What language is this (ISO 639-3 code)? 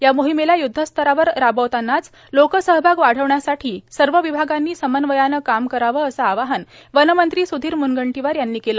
mar